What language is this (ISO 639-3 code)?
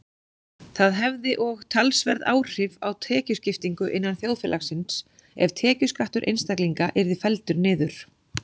isl